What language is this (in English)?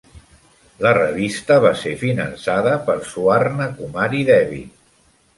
Catalan